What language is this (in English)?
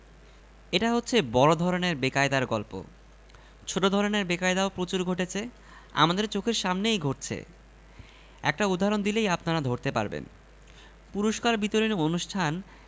Bangla